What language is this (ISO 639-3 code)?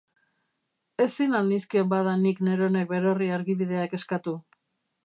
eus